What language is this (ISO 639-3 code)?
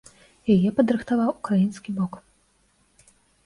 bel